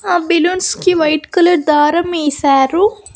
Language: Telugu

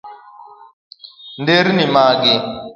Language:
Luo (Kenya and Tanzania)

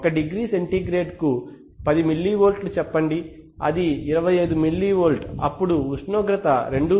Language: Telugu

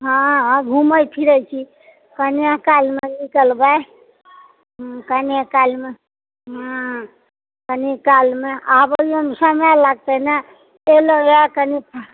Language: Maithili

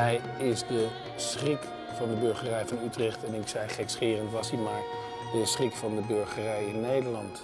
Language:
Dutch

